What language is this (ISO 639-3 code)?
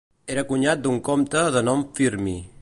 cat